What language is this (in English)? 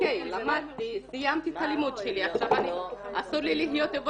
Hebrew